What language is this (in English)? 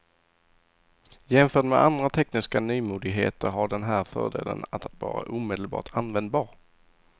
Swedish